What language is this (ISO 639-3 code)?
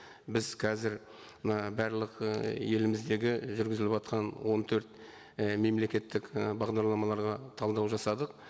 kaz